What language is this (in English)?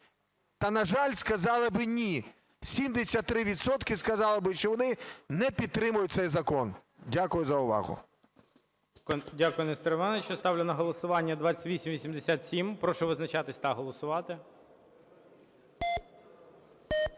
Ukrainian